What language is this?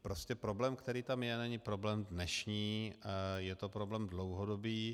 Czech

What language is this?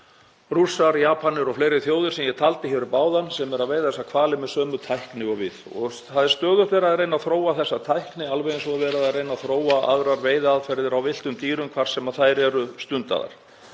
Icelandic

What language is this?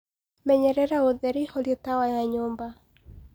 Kikuyu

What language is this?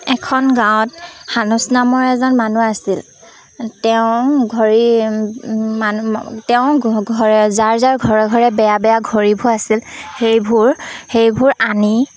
Assamese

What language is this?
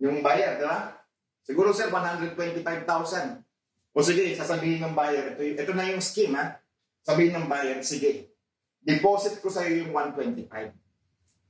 Filipino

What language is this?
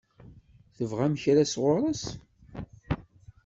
Kabyle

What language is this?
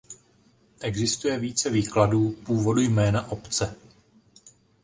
Czech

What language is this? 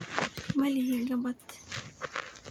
Somali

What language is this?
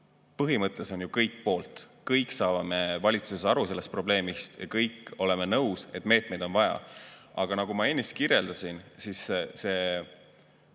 Estonian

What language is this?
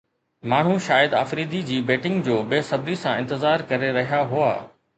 Sindhi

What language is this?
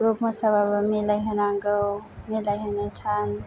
Bodo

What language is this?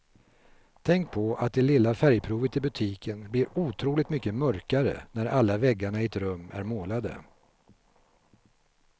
Swedish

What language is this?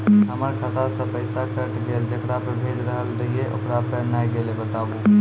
Maithili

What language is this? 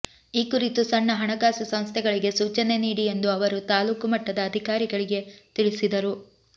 Kannada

